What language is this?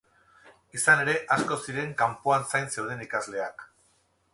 Basque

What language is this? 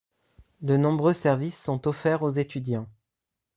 French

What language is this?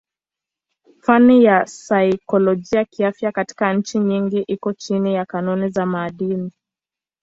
Swahili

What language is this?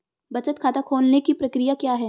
Hindi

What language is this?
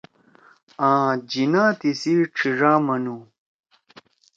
Torwali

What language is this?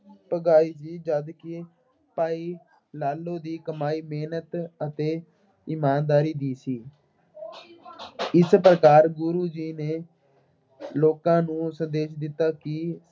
Punjabi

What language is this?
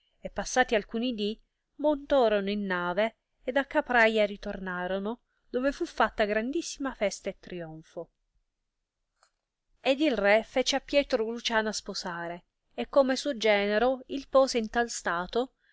Italian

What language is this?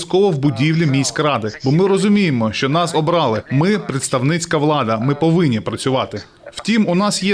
Ukrainian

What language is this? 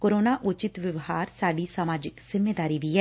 Punjabi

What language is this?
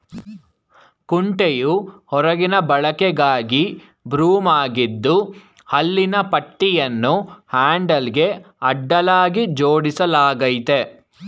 Kannada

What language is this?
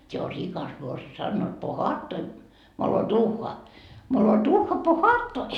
Finnish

